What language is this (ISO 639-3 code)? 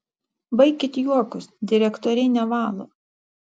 lit